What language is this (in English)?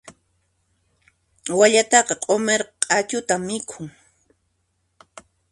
Puno Quechua